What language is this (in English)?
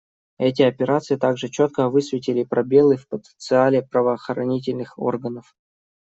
Russian